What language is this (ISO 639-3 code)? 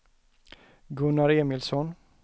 swe